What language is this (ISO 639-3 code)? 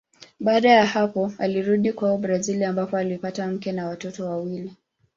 swa